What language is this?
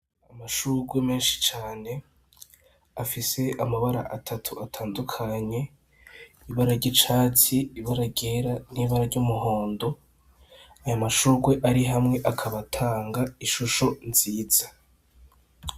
Rundi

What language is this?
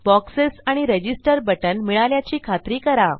Marathi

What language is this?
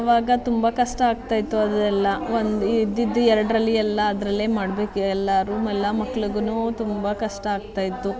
Kannada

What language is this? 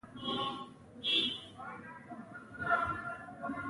Pashto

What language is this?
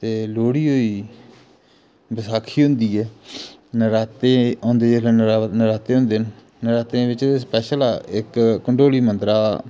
Dogri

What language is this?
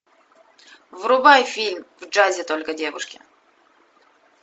Russian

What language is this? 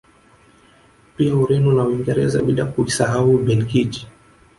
Swahili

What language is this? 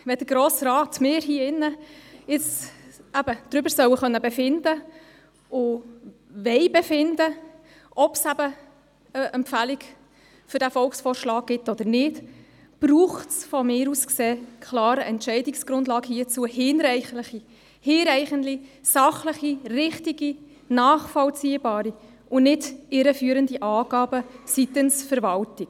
Swiss German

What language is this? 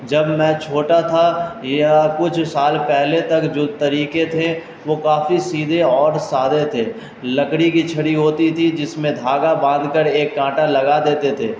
Urdu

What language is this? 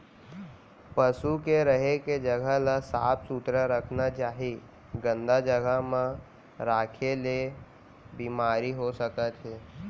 Chhattisgarhi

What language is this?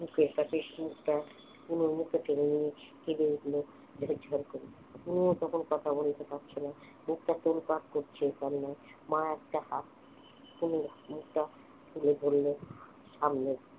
Bangla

